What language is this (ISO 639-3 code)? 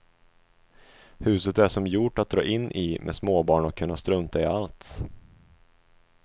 swe